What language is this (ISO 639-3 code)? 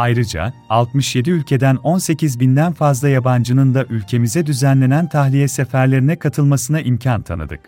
tur